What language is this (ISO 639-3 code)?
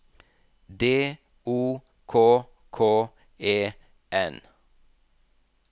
nor